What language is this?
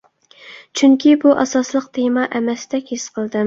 Uyghur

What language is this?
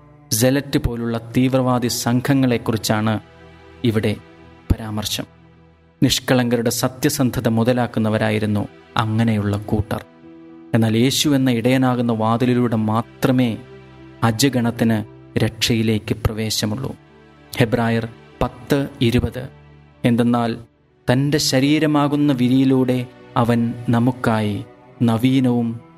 Malayalam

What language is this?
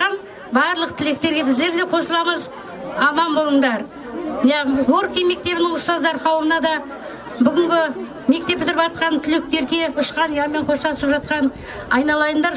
Turkish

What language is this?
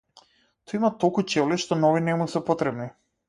Macedonian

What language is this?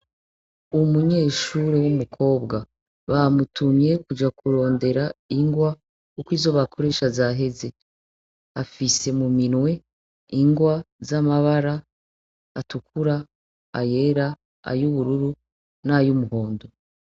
Rundi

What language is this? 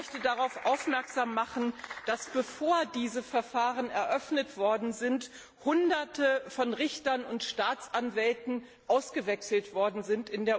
German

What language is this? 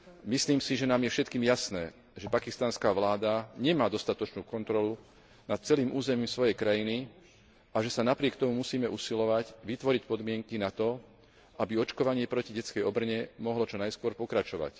Slovak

